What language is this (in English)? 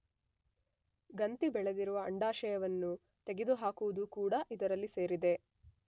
Kannada